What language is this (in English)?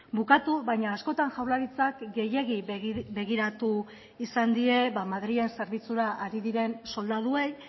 Basque